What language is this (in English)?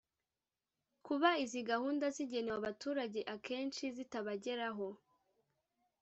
Kinyarwanda